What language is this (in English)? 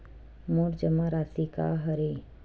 Chhattisgarhi